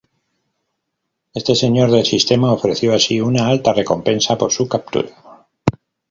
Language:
Spanish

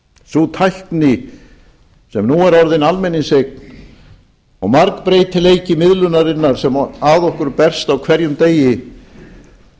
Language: Icelandic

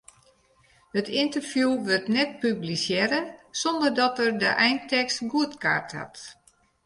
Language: Western Frisian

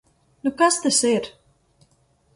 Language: Latvian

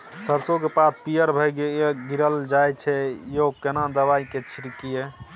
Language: Maithili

